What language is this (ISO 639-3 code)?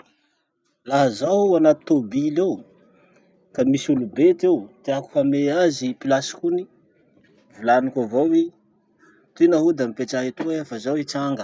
msh